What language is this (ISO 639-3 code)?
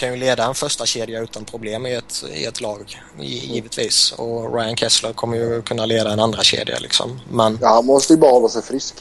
swe